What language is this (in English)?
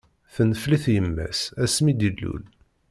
Kabyle